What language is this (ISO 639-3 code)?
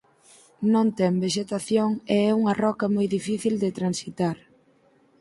glg